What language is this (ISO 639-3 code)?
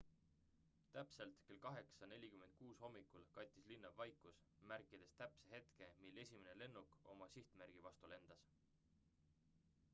est